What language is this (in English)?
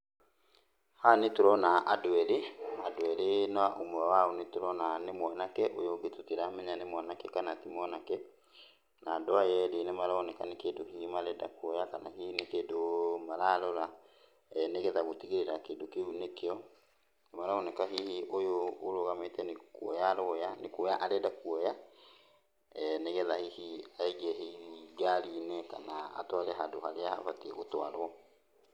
Kikuyu